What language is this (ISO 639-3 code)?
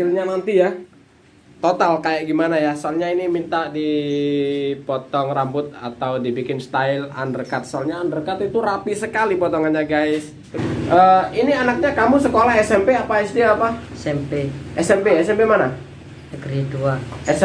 ind